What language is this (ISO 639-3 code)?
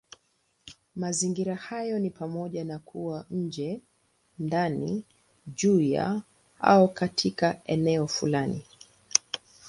swa